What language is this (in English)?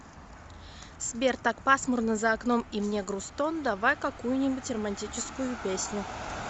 Russian